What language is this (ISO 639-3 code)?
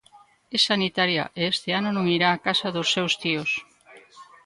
glg